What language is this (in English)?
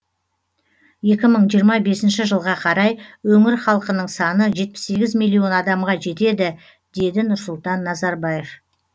Kazakh